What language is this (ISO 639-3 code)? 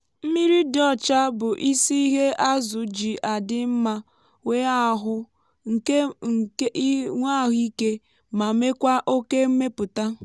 ibo